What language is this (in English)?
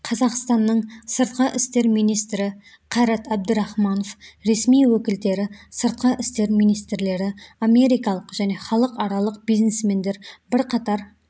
Kazakh